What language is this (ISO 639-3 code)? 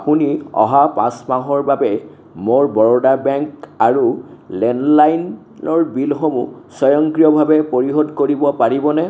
asm